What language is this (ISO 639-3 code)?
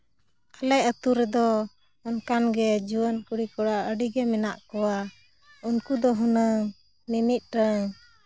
sat